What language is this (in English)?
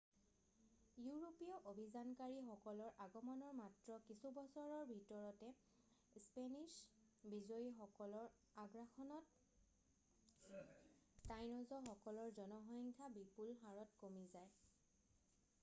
Assamese